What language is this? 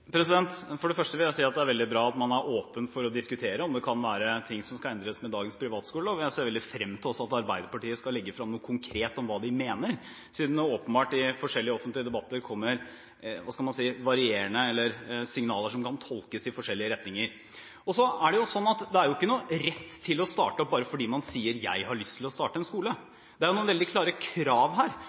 Norwegian Bokmål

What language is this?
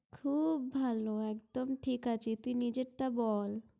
Bangla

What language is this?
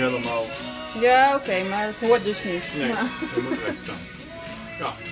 Dutch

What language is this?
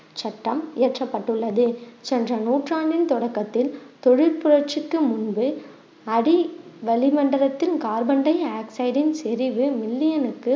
Tamil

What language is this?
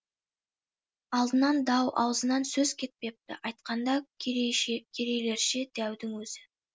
Kazakh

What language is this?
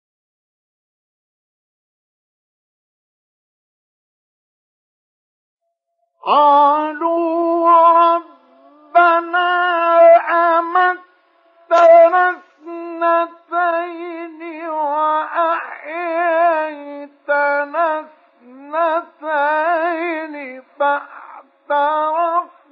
Arabic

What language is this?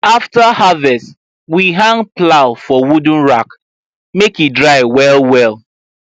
Nigerian Pidgin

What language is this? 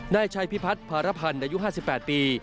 Thai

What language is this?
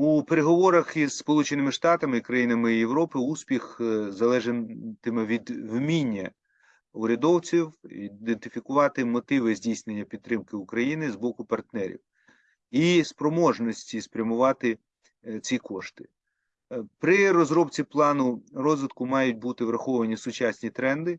Ukrainian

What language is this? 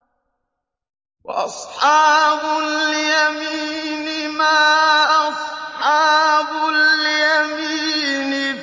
Arabic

